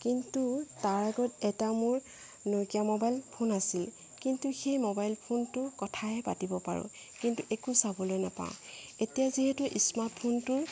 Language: Assamese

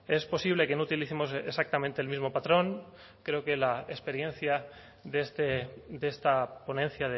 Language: Spanish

